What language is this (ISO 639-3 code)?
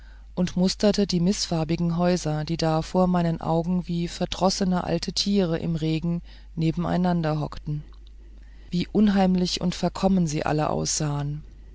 deu